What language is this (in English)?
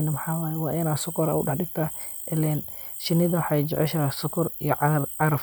Somali